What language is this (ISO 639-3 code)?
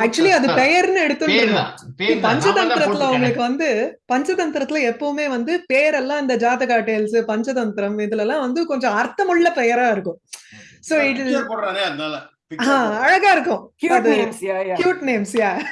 eng